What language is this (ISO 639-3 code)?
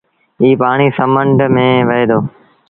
sbn